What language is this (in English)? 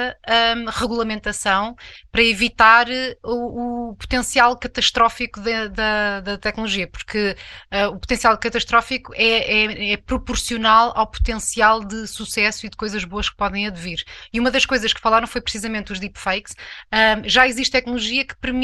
Portuguese